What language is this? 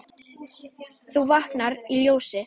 Icelandic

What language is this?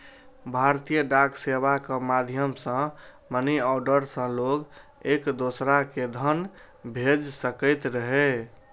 Maithili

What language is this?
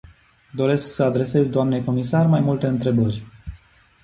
Romanian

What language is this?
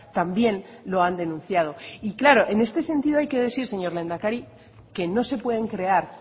Spanish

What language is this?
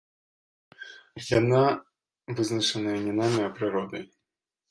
Belarusian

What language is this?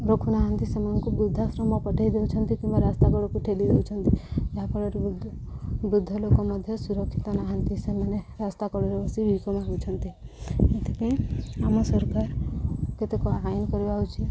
Odia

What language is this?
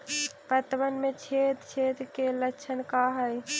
Magahi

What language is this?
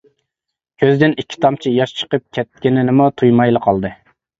Uyghur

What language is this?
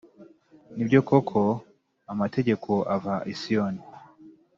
Kinyarwanda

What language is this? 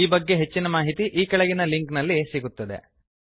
Kannada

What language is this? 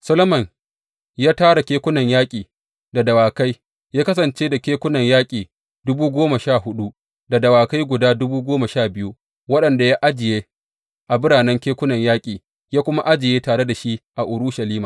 Hausa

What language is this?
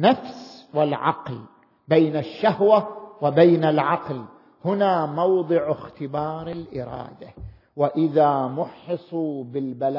Arabic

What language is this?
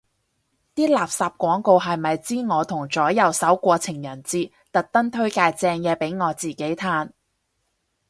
Cantonese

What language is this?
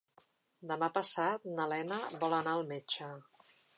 Catalan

